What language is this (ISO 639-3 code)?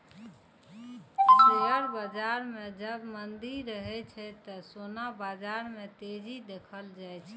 mai